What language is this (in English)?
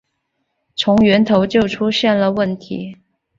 Chinese